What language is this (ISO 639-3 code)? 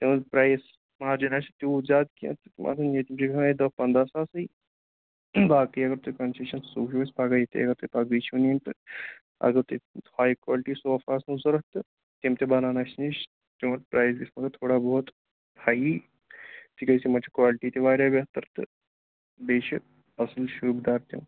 kas